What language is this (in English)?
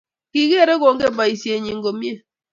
Kalenjin